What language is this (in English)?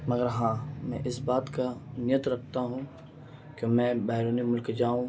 Urdu